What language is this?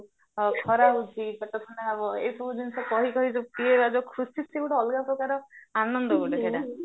Odia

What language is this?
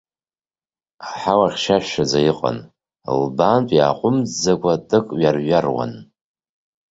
Abkhazian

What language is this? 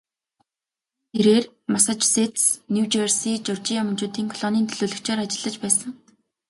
Mongolian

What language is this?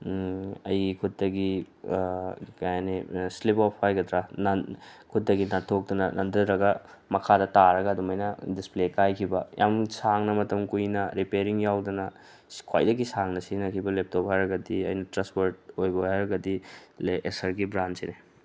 Manipuri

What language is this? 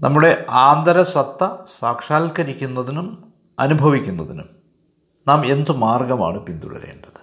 Malayalam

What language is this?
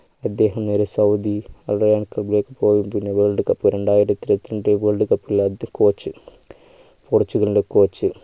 Malayalam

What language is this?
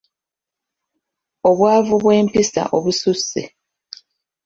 Ganda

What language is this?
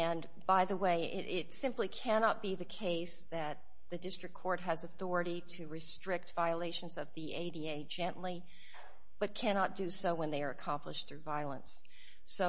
English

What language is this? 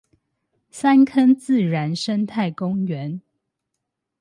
Chinese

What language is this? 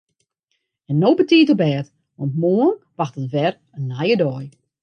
Western Frisian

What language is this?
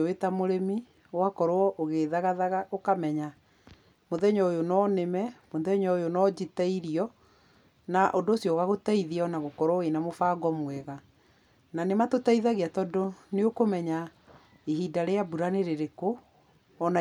Kikuyu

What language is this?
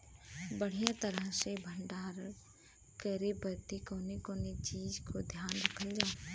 Bhojpuri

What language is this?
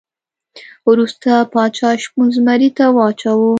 Pashto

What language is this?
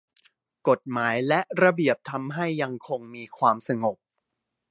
Thai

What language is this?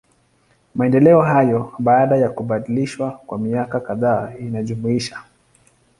Swahili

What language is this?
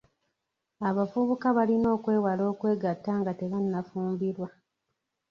Ganda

